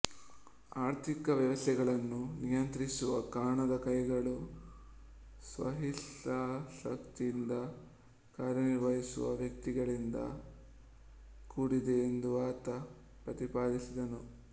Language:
Kannada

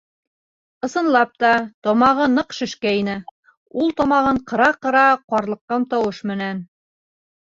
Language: Bashkir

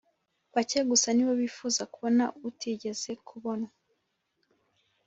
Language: Kinyarwanda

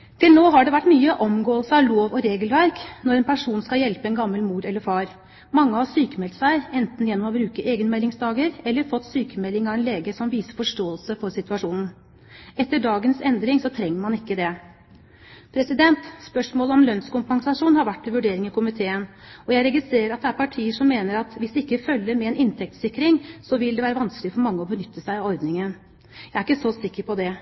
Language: Norwegian Bokmål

